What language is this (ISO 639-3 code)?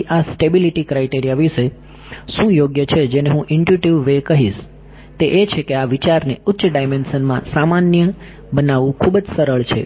guj